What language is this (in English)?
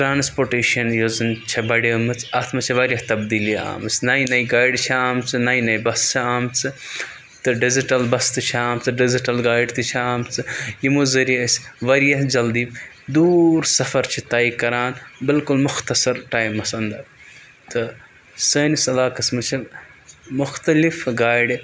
Kashmiri